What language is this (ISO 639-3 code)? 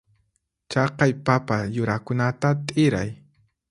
qxp